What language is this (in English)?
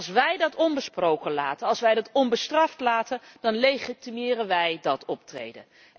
Dutch